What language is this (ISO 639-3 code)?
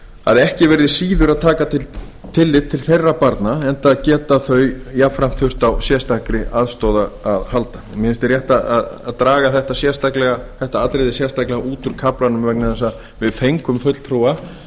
isl